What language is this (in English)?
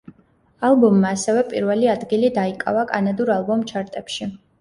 Georgian